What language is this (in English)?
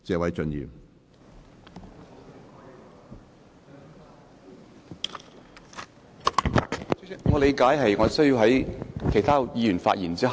Cantonese